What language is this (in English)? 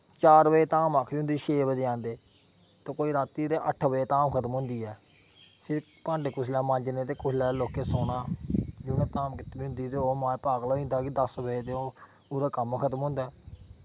Dogri